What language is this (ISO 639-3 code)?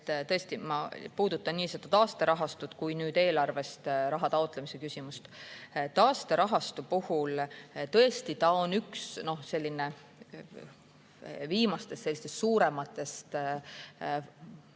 est